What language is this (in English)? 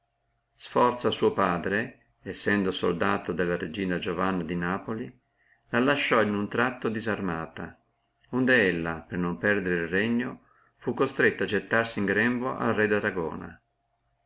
Italian